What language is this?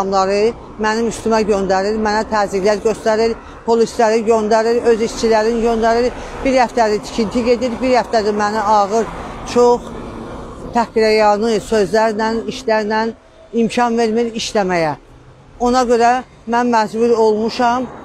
Turkish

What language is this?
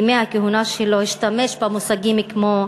Hebrew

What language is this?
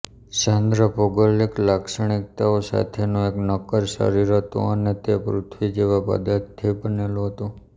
Gujarati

